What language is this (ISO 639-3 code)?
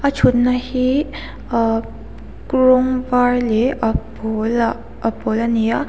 lus